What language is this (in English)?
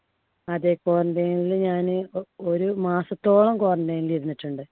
Malayalam